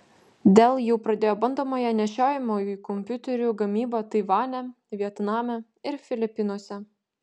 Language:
Lithuanian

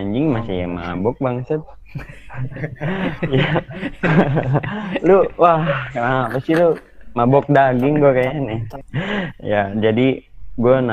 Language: Indonesian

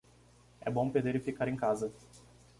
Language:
Portuguese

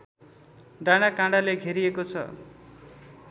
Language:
Nepali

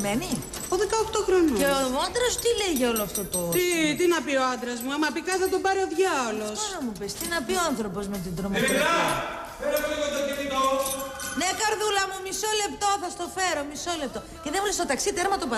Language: Greek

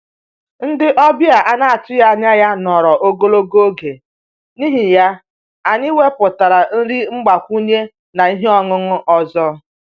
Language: Igbo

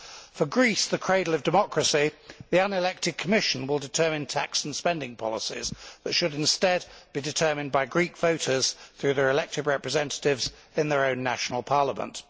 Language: English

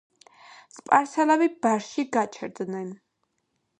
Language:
Georgian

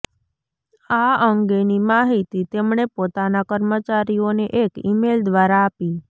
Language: Gujarati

